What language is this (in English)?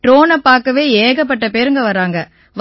Tamil